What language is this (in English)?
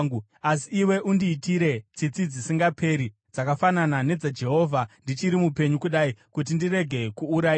Shona